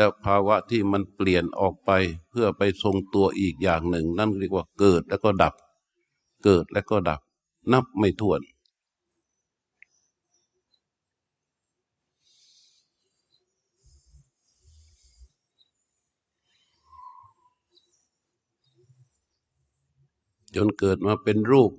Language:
Thai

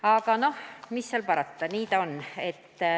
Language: Estonian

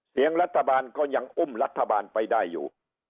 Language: Thai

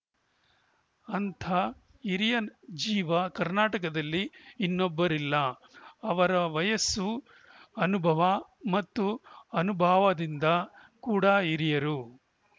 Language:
Kannada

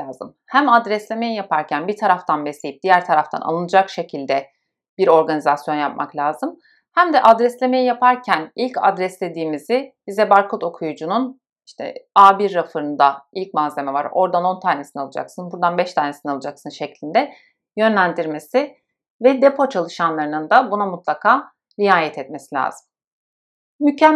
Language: Turkish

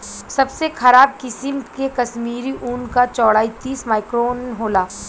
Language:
Bhojpuri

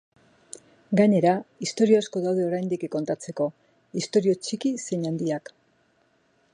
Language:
Basque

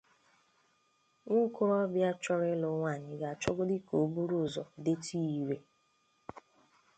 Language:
Igbo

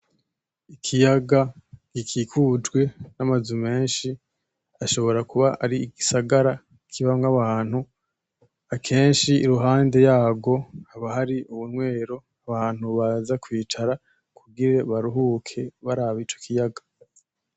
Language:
Rundi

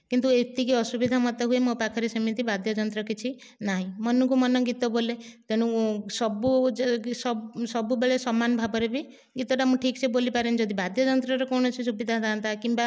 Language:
Odia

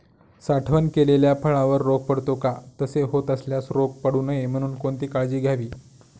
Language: Marathi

